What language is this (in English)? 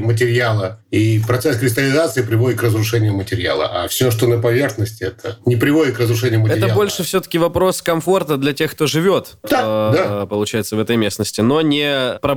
Russian